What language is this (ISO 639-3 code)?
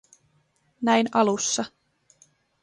fin